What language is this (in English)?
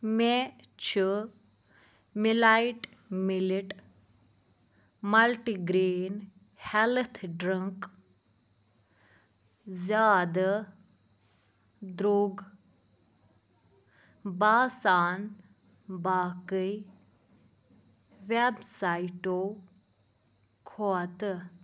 Kashmiri